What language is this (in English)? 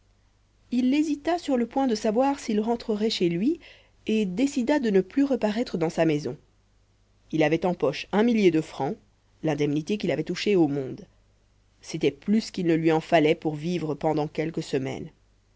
French